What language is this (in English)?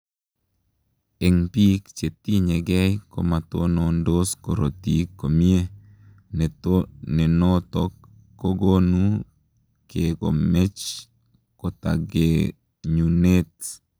Kalenjin